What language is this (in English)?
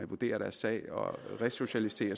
Danish